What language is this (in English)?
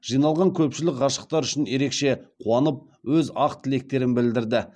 Kazakh